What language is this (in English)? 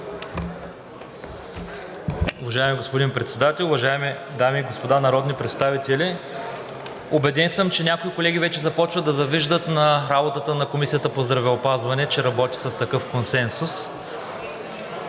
Bulgarian